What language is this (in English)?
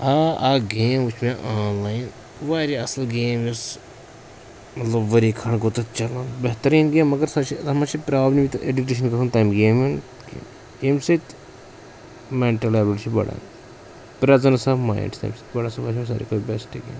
Kashmiri